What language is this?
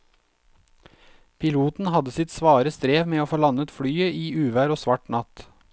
Norwegian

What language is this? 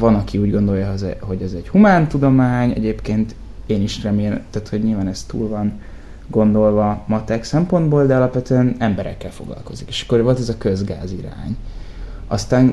Hungarian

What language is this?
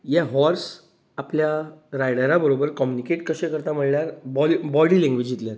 Konkani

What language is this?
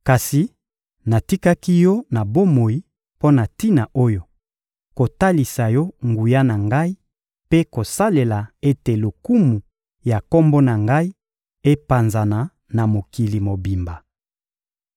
Lingala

